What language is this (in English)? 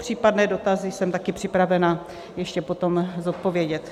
Czech